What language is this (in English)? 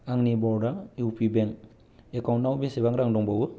Bodo